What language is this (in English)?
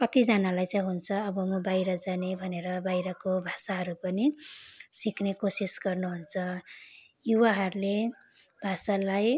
Nepali